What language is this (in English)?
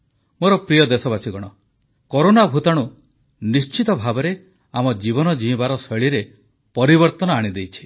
Odia